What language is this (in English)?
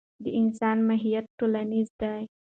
Pashto